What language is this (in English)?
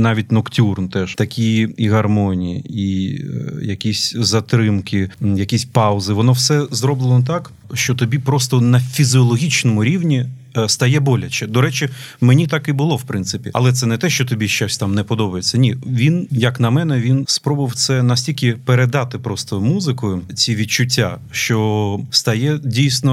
Ukrainian